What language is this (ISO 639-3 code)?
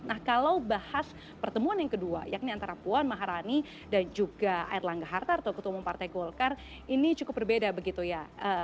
ind